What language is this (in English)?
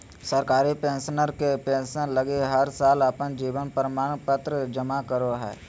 Magahi